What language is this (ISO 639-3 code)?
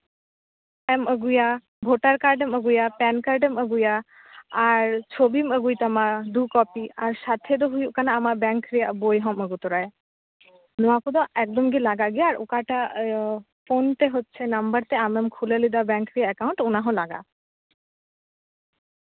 sat